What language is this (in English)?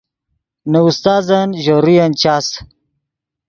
Yidgha